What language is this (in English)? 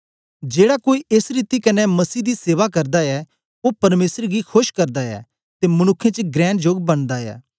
Dogri